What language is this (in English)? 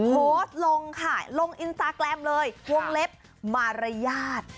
Thai